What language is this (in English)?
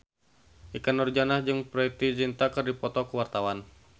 Sundanese